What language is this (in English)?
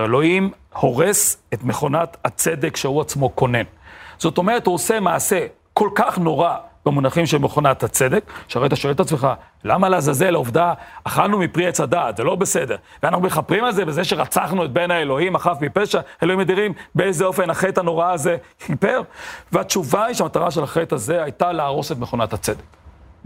Hebrew